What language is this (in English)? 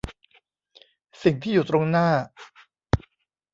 Thai